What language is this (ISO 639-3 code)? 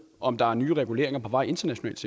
dan